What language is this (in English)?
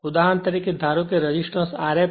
Gujarati